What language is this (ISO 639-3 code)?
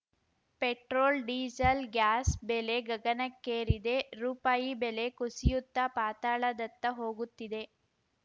kan